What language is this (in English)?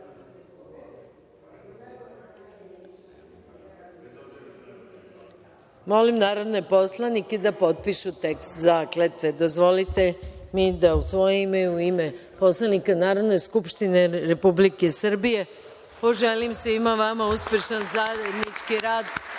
Serbian